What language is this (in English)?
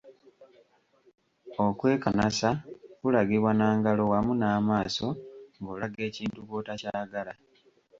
Ganda